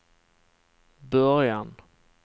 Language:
Swedish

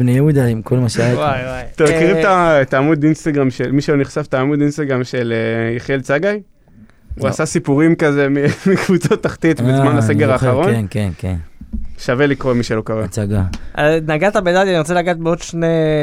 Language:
Hebrew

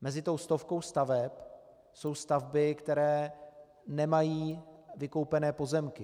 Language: Czech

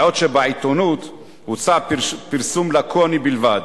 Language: Hebrew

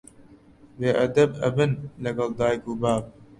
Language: Central Kurdish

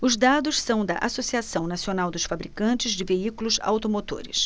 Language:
Portuguese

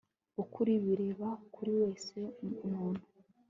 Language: Kinyarwanda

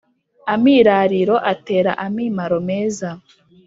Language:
Kinyarwanda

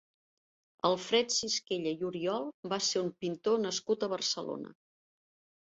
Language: Catalan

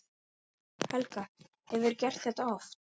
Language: Icelandic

